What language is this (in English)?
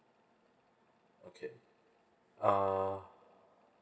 English